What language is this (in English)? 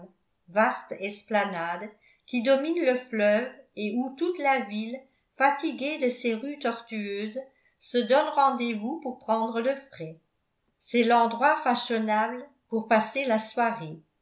French